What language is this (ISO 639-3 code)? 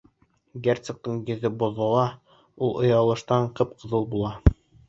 bak